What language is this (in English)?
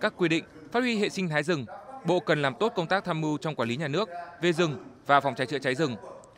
Vietnamese